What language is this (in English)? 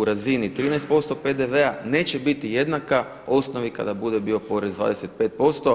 Croatian